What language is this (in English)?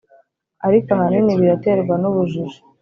Kinyarwanda